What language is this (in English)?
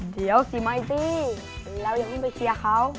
Thai